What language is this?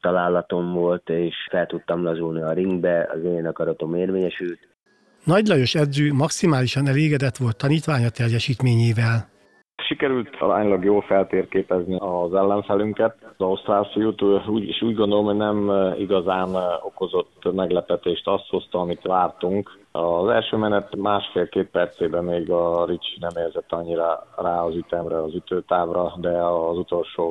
Hungarian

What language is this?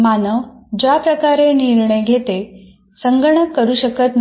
Marathi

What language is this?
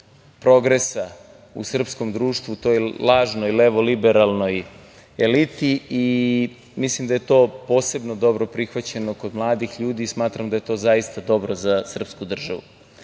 Serbian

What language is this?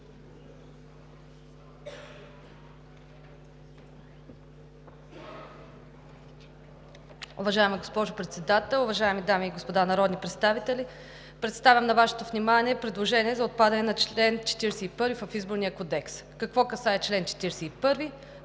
Bulgarian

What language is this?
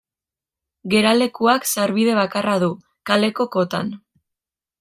Basque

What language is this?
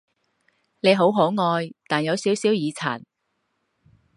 Cantonese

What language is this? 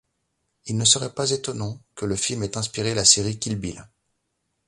French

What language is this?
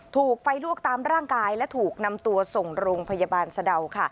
Thai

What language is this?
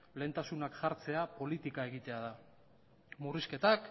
Basque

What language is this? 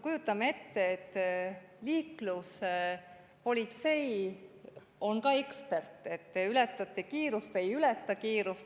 Estonian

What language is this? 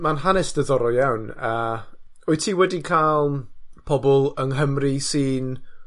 Welsh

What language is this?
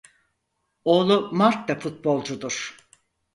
Turkish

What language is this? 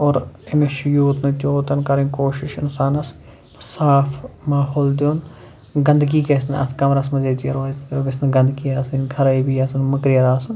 Kashmiri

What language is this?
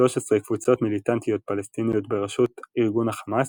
Hebrew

